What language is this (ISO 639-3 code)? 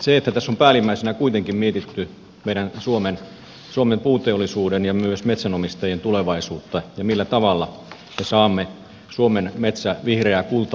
fin